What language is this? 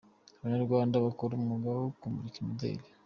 Kinyarwanda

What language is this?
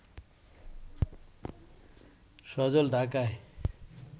Bangla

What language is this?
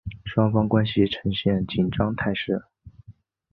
Chinese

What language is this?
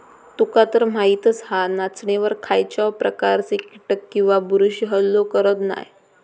Marathi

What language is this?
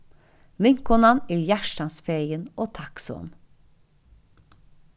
Faroese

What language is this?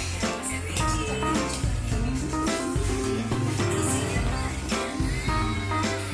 Indonesian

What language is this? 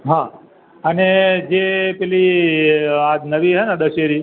Gujarati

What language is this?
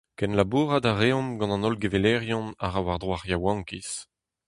Breton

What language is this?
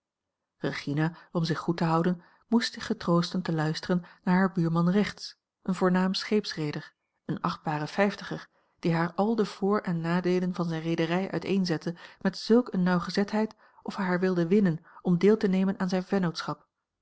Dutch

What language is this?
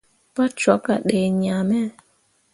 Mundang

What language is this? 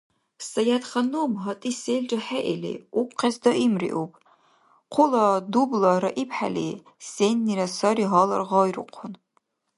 Dargwa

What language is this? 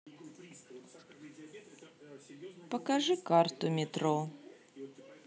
Russian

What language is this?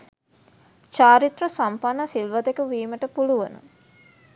Sinhala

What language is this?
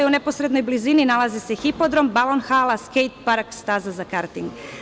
Serbian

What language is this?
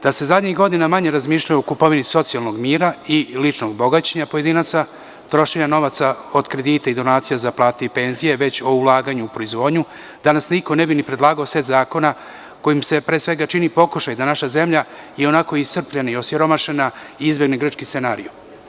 Serbian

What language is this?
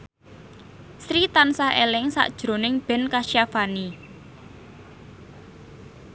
Javanese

